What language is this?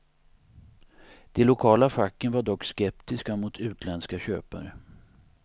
Swedish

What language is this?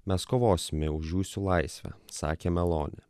Lithuanian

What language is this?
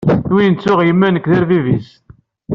Kabyle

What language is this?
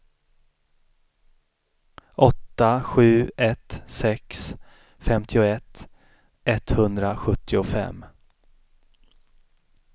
Swedish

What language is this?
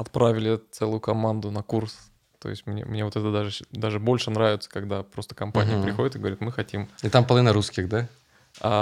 Russian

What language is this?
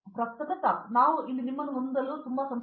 Kannada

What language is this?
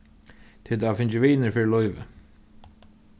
Faroese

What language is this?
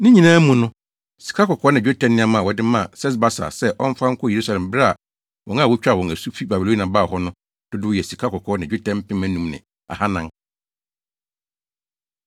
Akan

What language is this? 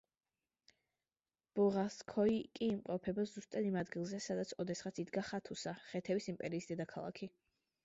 Georgian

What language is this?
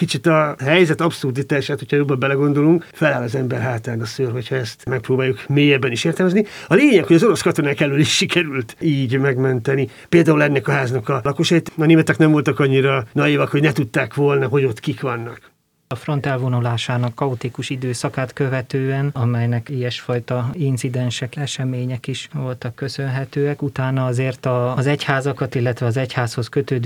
Hungarian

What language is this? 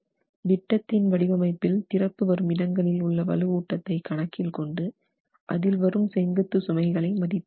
Tamil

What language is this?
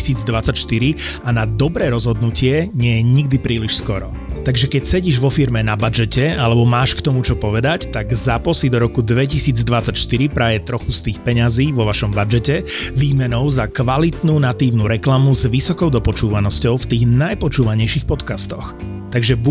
Slovak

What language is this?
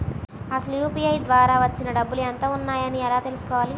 Telugu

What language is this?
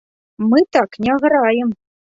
Belarusian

